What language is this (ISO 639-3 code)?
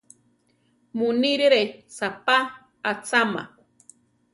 tar